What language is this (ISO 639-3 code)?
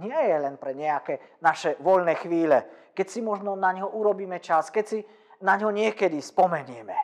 slk